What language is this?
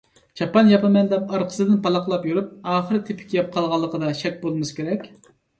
Uyghur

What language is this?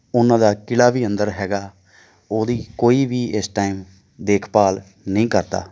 Punjabi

